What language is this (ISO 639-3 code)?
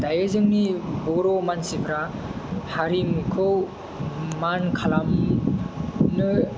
brx